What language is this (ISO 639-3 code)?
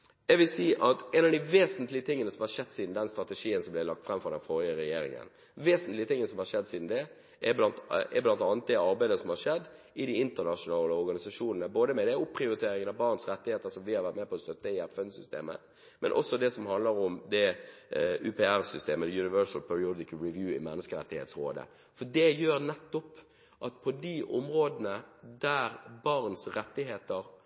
nob